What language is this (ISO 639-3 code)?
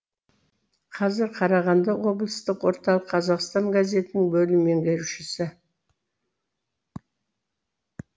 kaz